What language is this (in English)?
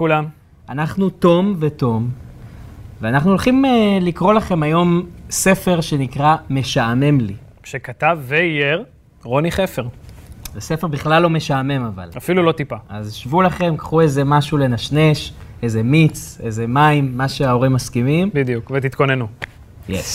Hebrew